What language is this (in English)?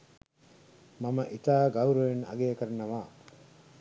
Sinhala